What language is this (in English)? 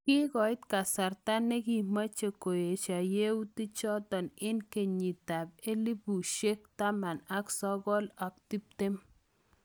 Kalenjin